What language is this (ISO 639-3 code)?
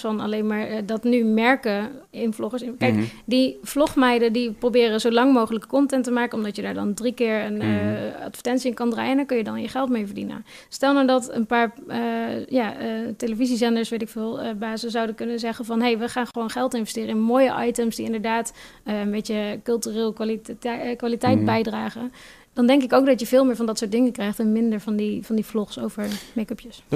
nld